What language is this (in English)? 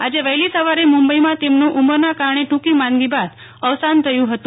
Gujarati